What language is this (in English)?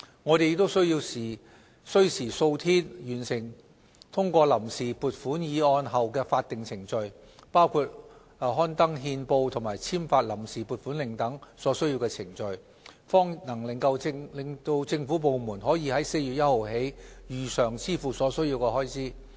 Cantonese